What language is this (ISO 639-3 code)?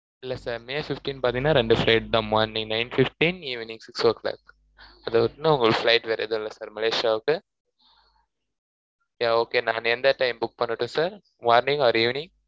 tam